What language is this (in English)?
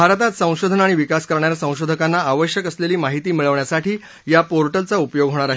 Marathi